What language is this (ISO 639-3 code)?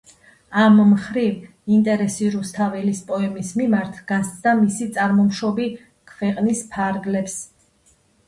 kat